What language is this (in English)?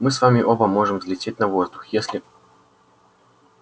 Russian